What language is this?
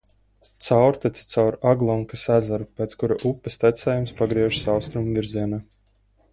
Latvian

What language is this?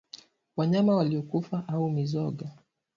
Swahili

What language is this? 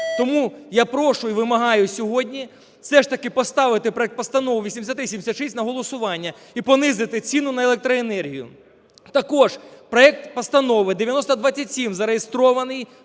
Ukrainian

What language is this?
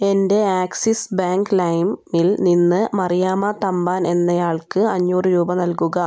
Malayalam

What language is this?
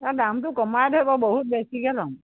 Assamese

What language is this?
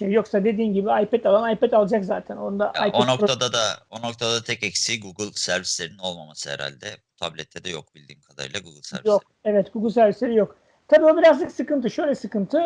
Turkish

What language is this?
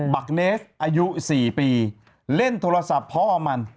Thai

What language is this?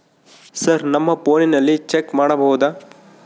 Kannada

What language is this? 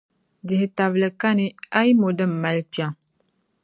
Dagbani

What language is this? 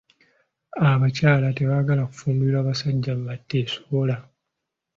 Ganda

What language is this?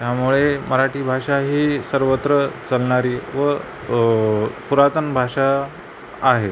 Marathi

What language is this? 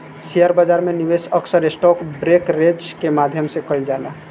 Bhojpuri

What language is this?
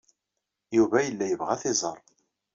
Kabyle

